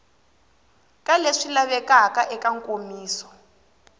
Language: Tsonga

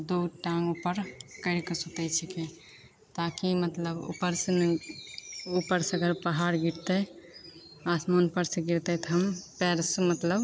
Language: Maithili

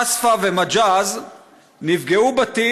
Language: Hebrew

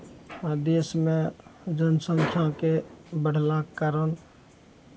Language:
Maithili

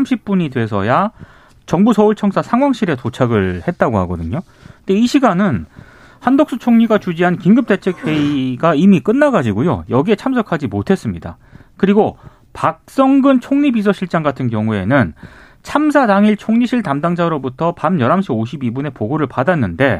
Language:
Korean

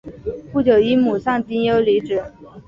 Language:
Chinese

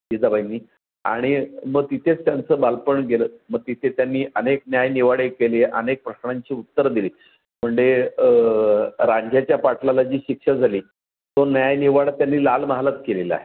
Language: Marathi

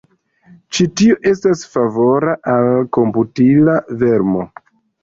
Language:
Esperanto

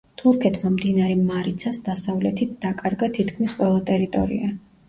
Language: Georgian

